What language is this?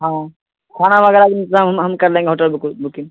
Urdu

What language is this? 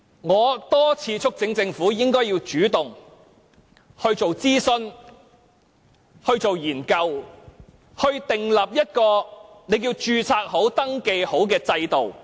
Cantonese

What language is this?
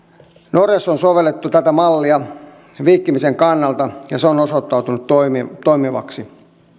Finnish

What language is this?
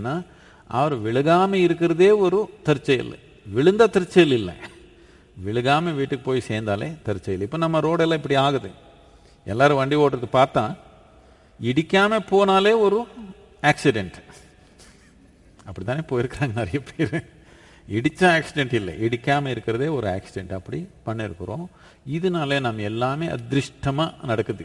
Tamil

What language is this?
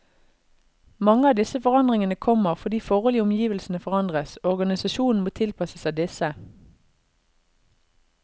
Norwegian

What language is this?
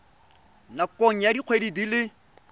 Tswana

